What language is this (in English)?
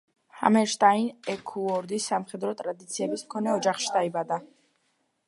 Georgian